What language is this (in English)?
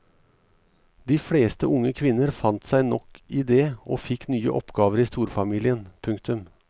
Norwegian